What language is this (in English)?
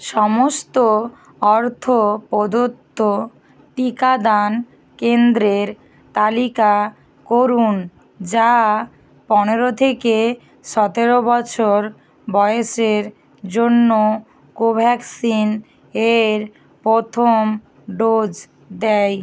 Bangla